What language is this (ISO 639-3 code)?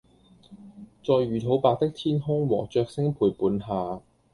yue